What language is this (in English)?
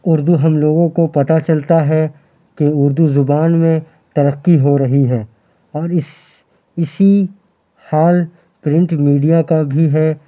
Urdu